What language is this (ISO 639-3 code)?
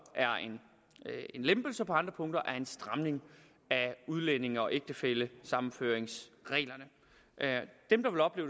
dan